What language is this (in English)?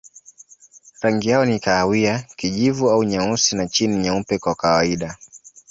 Swahili